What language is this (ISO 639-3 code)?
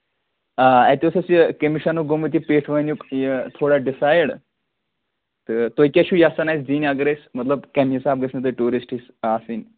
kas